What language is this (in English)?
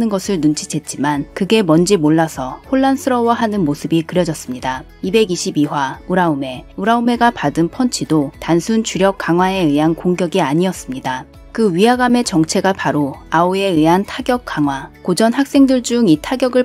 Korean